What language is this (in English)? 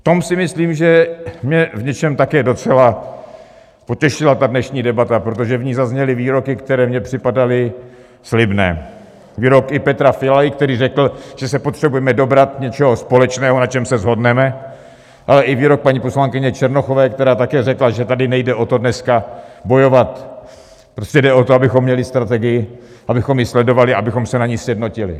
Czech